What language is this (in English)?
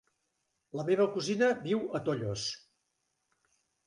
Catalan